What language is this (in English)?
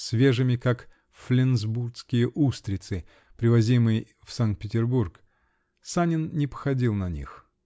Russian